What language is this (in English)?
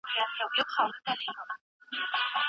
Pashto